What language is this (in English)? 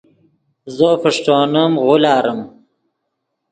Yidgha